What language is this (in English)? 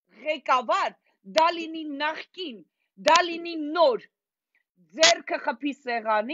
Romanian